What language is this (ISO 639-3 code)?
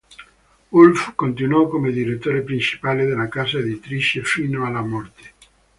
ita